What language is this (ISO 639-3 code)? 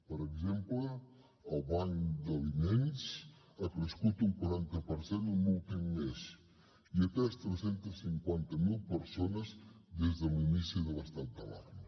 cat